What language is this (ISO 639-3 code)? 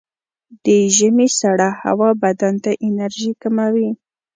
pus